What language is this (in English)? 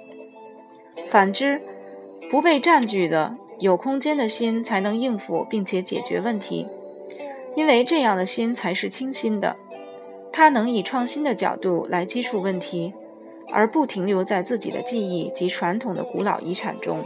Chinese